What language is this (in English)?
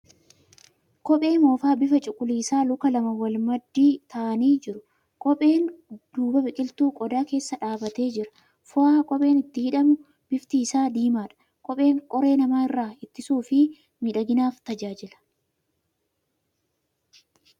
Oromo